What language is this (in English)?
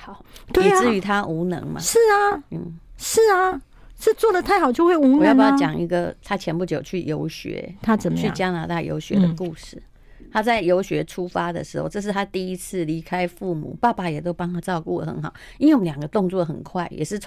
Chinese